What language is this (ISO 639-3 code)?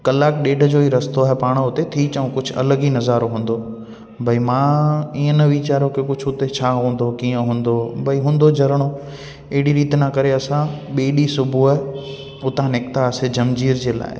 snd